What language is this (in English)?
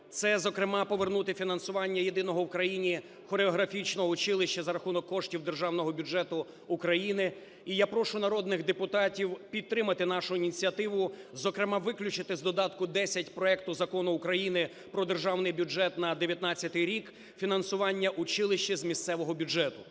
Ukrainian